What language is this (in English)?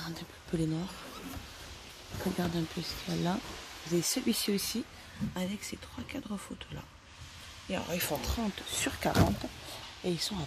French